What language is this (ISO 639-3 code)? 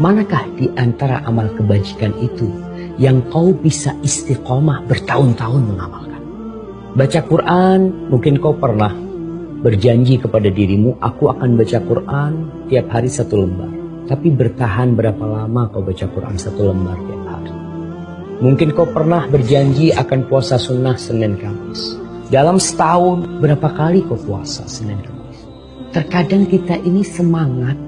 ind